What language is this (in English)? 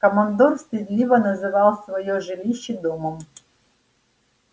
Russian